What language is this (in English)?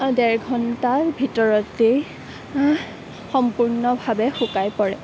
Assamese